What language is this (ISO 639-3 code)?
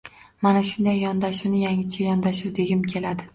uzb